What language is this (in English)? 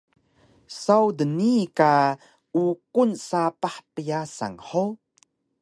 Taroko